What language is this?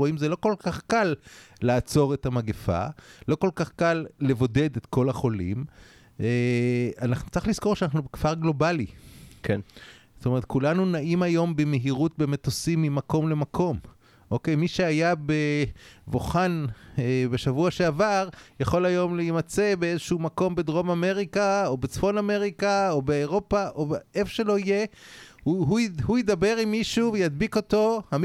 Hebrew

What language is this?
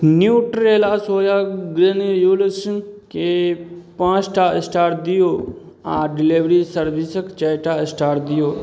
Maithili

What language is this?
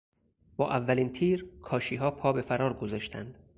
Persian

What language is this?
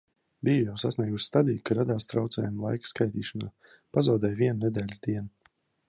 Latvian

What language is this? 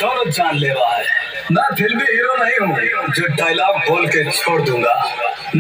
Arabic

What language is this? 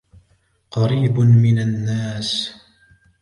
Arabic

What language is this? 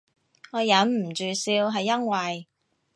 Cantonese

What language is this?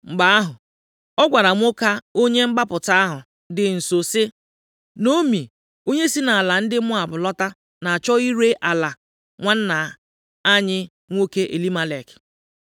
Igbo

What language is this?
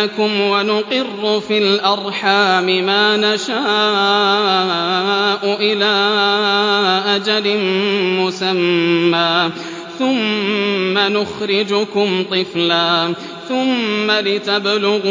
Arabic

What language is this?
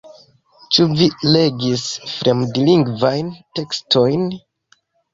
Esperanto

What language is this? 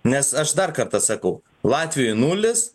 Lithuanian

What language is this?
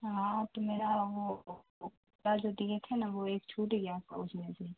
Urdu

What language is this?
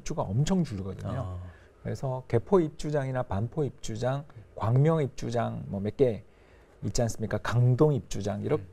Korean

